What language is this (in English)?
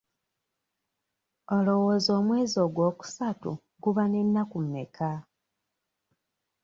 Ganda